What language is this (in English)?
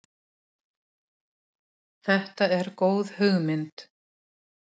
Icelandic